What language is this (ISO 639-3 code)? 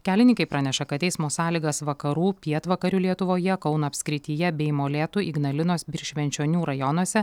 lit